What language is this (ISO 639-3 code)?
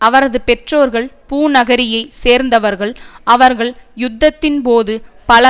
tam